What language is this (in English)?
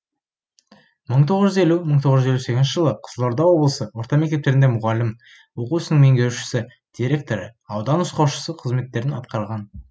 Kazakh